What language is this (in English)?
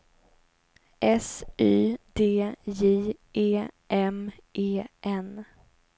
Swedish